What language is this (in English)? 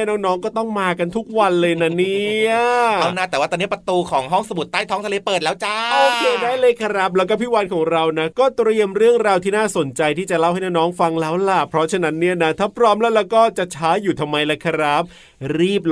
Thai